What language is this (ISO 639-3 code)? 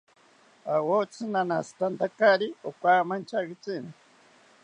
cpy